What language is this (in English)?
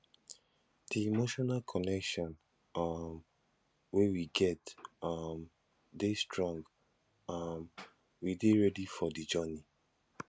Nigerian Pidgin